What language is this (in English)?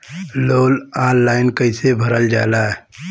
Bhojpuri